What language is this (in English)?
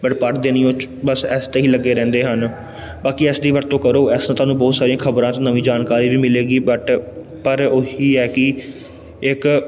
Punjabi